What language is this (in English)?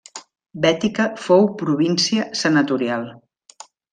Catalan